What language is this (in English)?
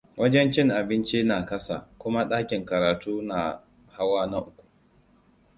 Hausa